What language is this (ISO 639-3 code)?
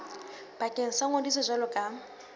sot